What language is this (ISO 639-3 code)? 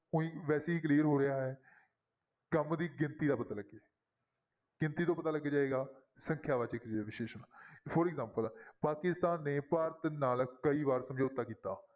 pan